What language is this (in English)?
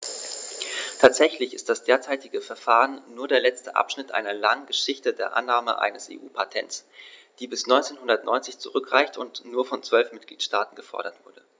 German